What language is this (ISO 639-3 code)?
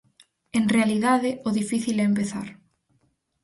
glg